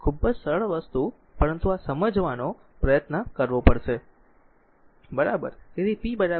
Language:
Gujarati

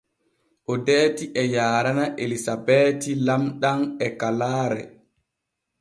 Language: Borgu Fulfulde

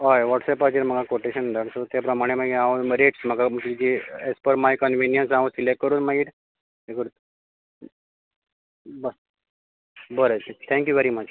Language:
Konkani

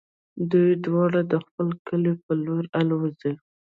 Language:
Pashto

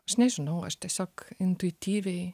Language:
Lithuanian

